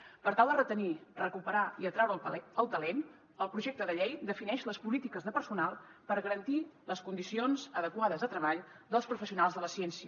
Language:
Catalan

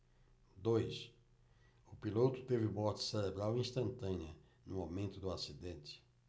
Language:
Portuguese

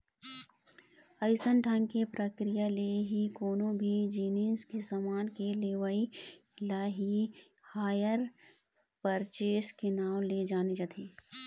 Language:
Chhattisgarhi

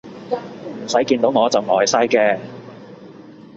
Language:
Cantonese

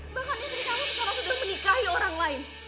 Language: Indonesian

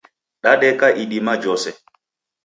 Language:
Taita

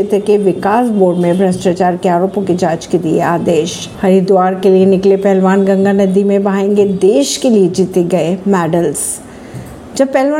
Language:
Hindi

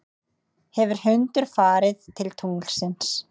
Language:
Icelandic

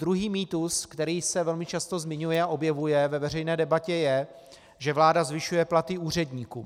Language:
Czech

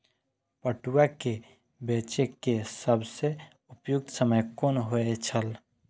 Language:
Maithili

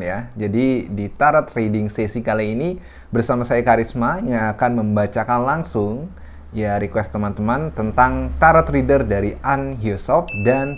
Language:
Indonesian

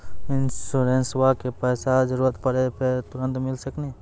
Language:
Maithili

